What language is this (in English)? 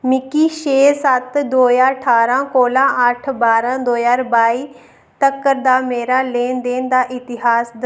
Dogri